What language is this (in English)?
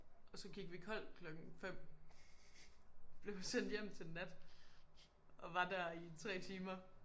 Danish